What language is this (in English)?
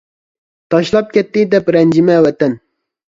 Uyghur